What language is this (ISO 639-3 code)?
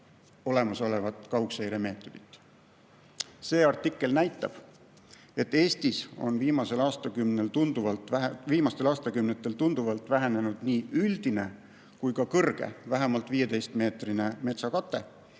est